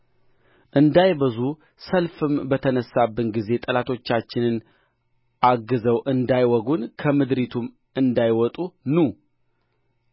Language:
Amharic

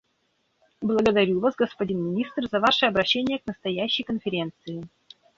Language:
Russian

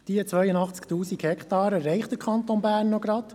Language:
Swiss German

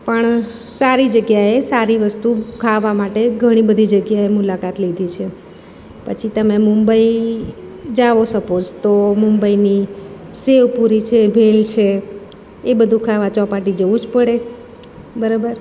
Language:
Gujarati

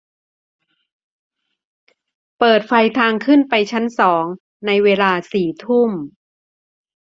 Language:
Thai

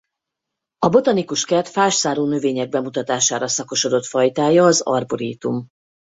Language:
Hungarian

